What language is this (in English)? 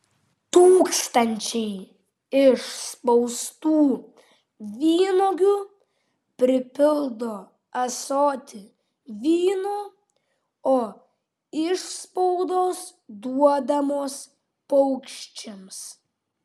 Lithuanian